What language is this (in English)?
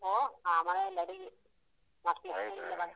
Kannada